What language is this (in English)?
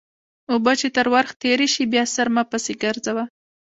Pashto